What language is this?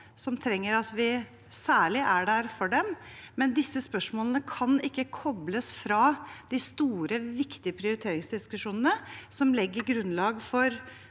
Norwegian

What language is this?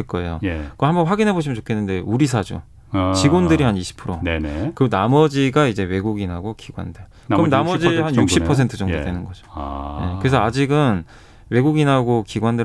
Korean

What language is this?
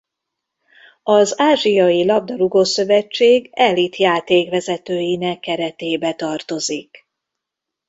Hungarian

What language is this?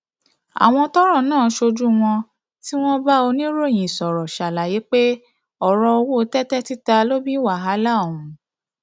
Yoruba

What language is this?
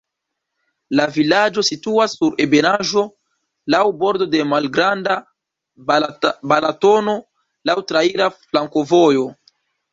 Esperanto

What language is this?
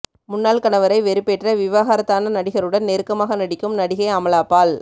Tamil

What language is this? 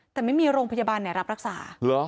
Thai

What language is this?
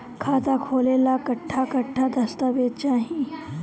Bhojpuri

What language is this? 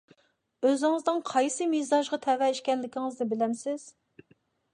Uyghur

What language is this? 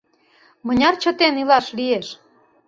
Mari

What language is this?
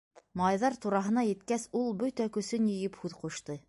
Bashkir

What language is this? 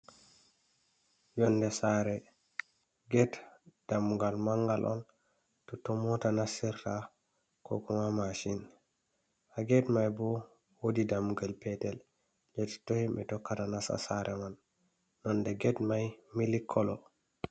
Fula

